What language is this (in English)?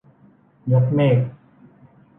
Thai